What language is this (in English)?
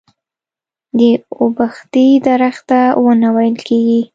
Pashto